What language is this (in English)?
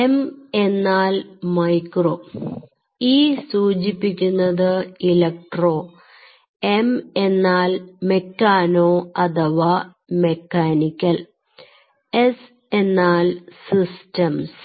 Malayalam